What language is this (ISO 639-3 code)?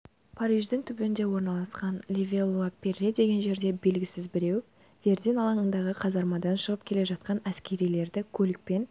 kaz